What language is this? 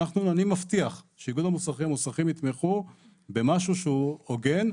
Hebrew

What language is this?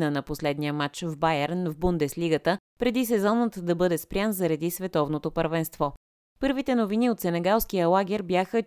Bulgarian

